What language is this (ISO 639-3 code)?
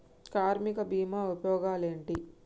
tel